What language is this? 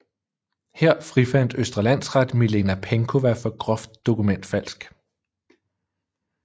Danish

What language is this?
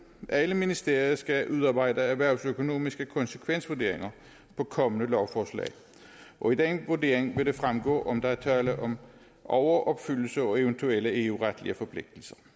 Danish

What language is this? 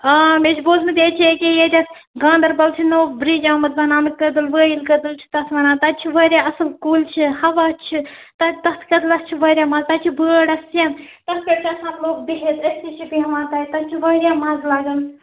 Kashmiri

